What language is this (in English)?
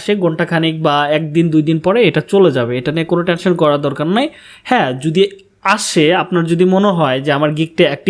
Bangla